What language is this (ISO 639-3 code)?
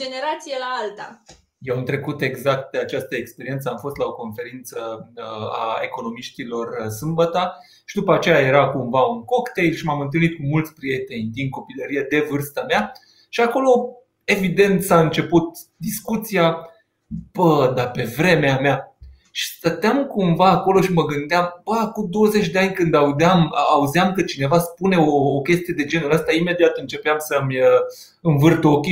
ron